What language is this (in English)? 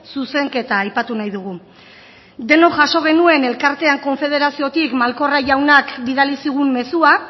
Basque